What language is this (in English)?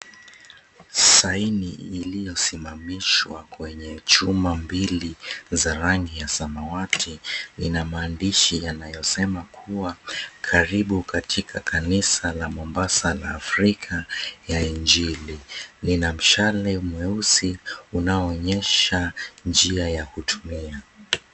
Swahili